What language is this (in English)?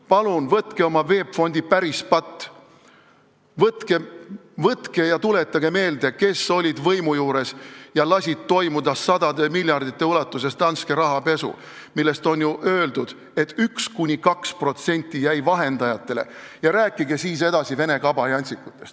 Estonian